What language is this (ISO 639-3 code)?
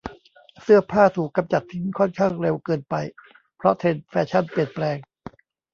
tha